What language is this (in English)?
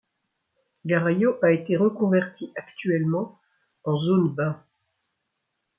French